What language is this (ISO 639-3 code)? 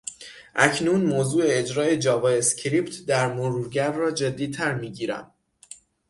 fas